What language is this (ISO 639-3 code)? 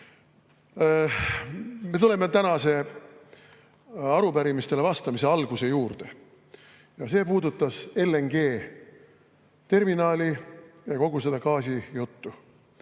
est